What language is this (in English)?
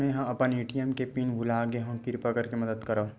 Chhattisgarhi